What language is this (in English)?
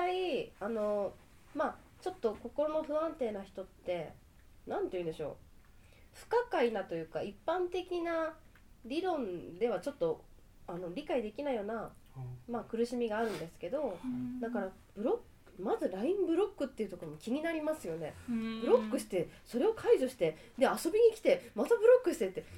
Japanese